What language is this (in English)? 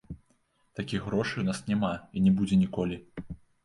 Belarusian